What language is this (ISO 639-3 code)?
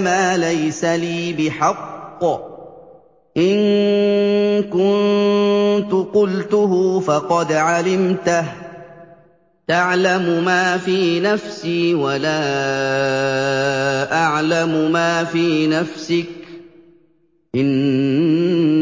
ara